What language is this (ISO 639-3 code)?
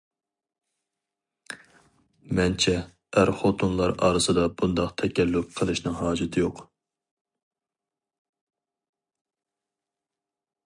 uig